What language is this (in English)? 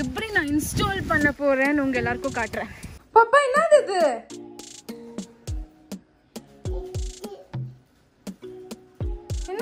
Dutch